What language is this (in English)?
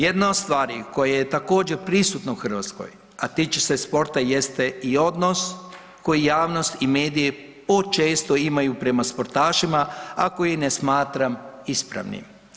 Croatian